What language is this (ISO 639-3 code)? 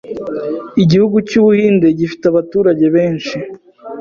kin